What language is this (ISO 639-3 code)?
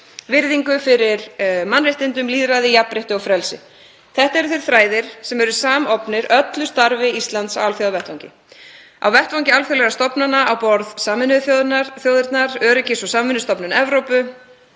isl